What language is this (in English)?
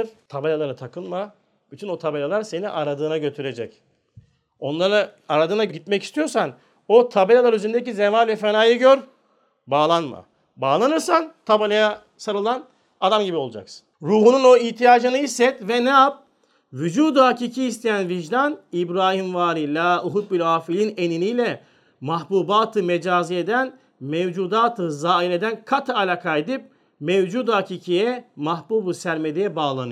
Turkish